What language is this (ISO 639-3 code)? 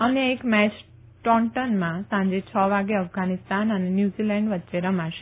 guj